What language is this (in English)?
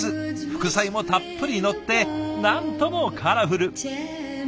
Japanese